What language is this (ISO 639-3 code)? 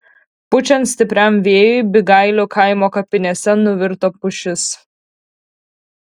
lit